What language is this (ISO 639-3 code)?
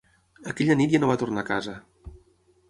cat